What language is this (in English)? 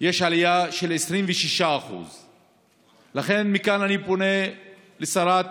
Hebrew